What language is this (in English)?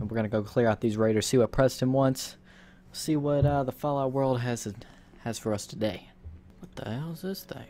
English